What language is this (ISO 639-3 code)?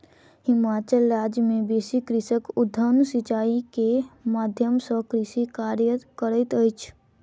mai